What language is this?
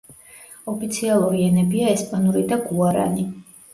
Georgian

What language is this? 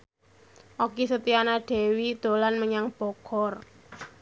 Javanese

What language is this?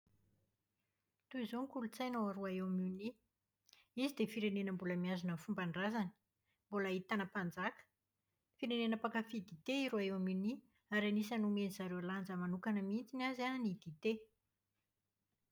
Malagasy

